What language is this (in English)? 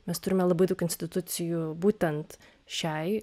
Lithuanian